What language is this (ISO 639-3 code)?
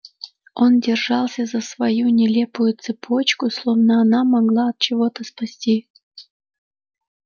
rus